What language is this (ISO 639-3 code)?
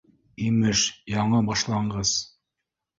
bak